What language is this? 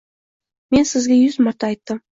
Uzbek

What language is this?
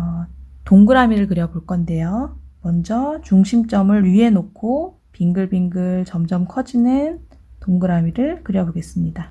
Korean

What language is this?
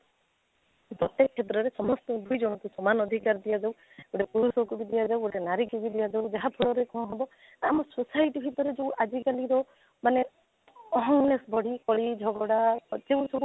Odia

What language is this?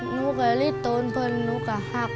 Thai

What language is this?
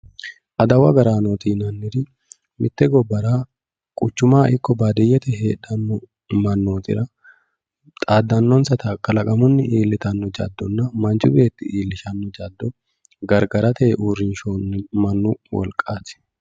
Sidamo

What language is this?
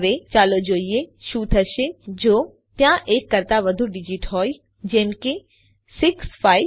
Gujarati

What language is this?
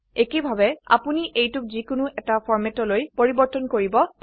Assamese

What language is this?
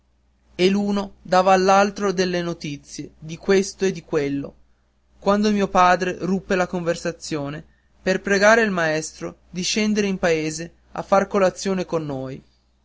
Italian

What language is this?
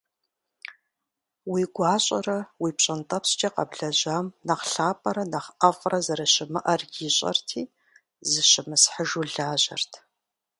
Kabardian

